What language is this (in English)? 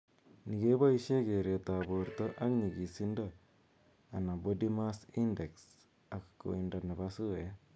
Kalenjin